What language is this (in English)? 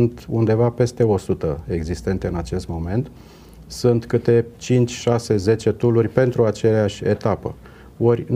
Romanian